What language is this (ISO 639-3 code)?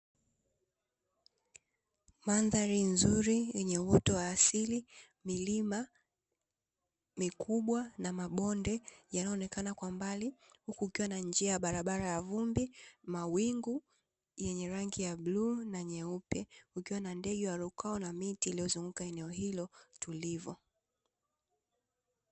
swa